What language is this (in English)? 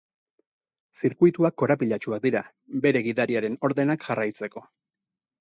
Basque